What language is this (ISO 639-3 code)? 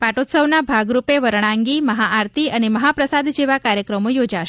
guj